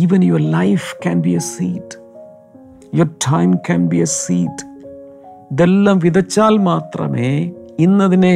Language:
Malayalam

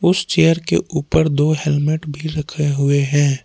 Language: Hindi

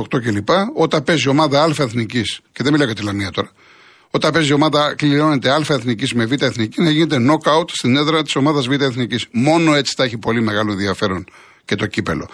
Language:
Greek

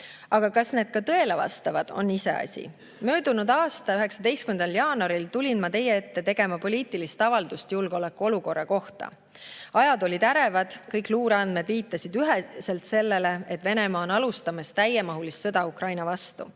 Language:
Estonian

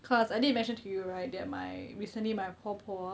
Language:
English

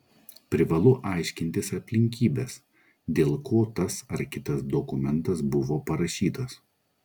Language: Lithuanian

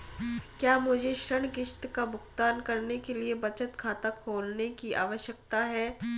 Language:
Hindi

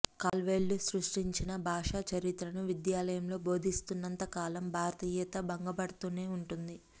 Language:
Telugu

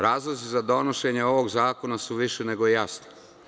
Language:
Serbian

